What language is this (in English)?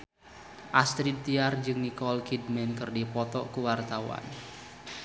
Sundanese